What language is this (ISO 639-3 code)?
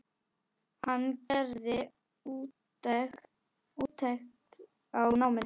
isl